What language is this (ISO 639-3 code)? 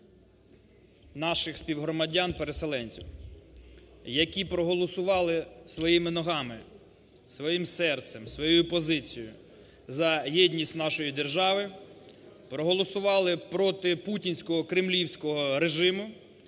ukr